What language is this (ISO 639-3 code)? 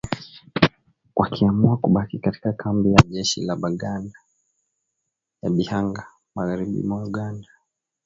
swa